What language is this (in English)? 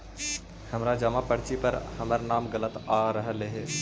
Magahi